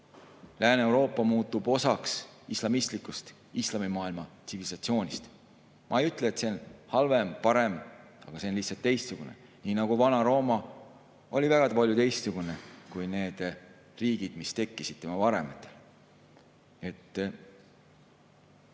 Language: Estonian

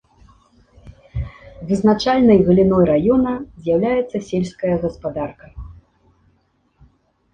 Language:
Belarusian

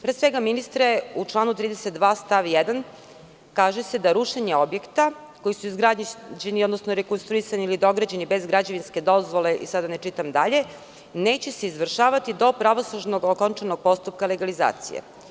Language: Serbian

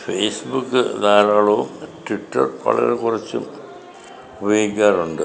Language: Malayalam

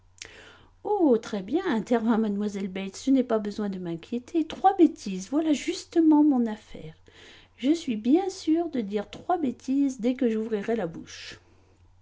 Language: French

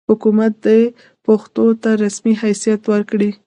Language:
Pashto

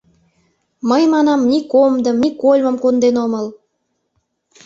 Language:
Mari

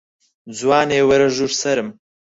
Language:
Central Kurdish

